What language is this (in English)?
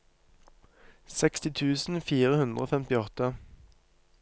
Norwegian